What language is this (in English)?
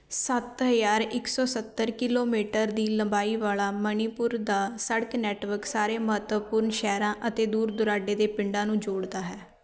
Punjabi